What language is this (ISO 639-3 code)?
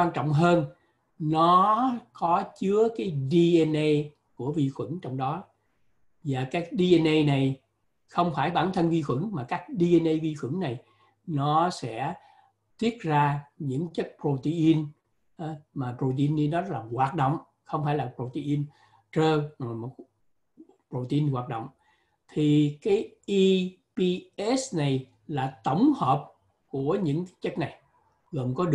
vie